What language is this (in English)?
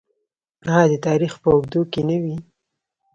Pashto